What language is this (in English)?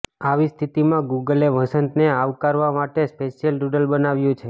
Gujarati